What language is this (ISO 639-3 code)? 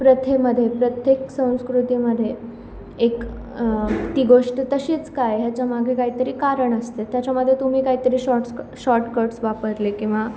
mar